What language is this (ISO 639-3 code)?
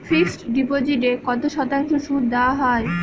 ben